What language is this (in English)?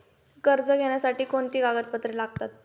Marathi